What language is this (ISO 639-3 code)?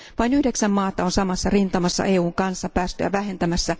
fin